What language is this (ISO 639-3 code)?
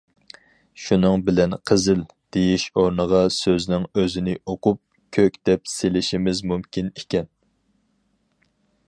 uig